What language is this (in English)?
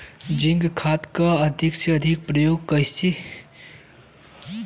Bhojpuri